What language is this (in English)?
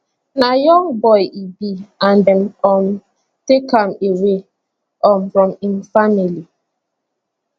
Nigerian Pidgin